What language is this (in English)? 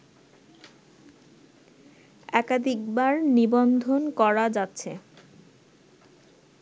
Bangla